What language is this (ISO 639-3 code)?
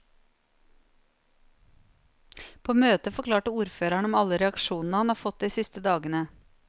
nor